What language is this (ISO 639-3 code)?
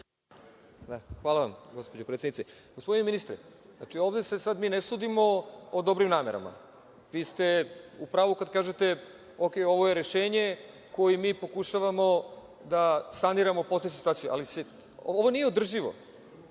srp